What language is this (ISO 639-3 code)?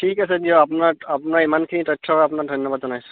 asm